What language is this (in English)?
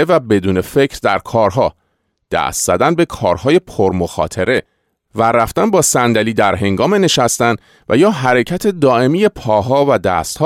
Persian